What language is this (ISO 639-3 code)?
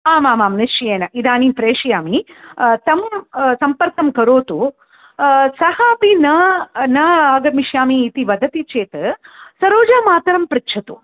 san